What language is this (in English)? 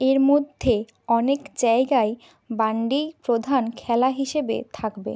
Bangla